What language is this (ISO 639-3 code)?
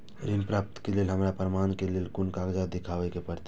mai